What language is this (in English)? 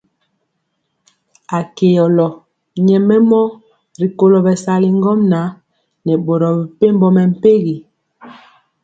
Mpiemo